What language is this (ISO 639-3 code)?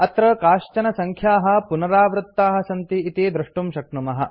san